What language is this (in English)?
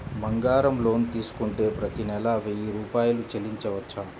Telugu